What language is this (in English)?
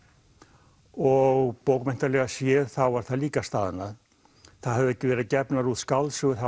Icelandic